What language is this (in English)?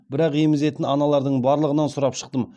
Kazakh